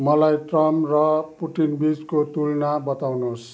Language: Nepali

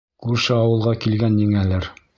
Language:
Bashkir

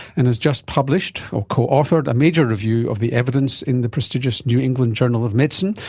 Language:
English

